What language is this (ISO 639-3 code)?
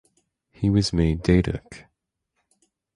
eng